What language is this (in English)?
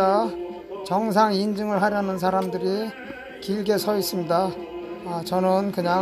Korean